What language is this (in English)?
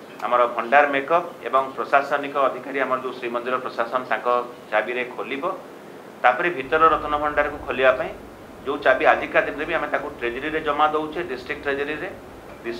Bangla